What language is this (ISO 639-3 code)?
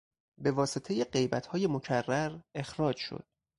fas